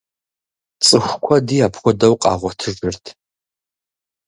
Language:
Kabardian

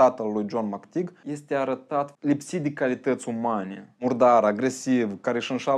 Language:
Romanian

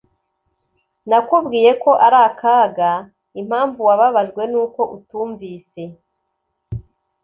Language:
Kinyarwanda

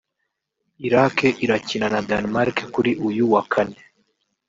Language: Kinyarwanda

